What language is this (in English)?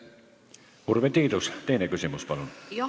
Estonian